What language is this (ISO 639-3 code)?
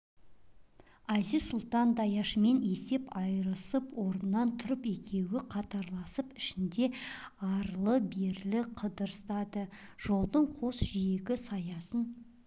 kaz